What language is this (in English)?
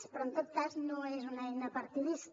Catalan